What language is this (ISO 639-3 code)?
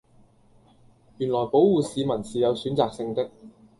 yue